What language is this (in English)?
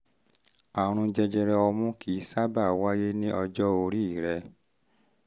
Yoruba